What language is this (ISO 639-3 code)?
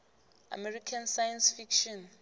nbl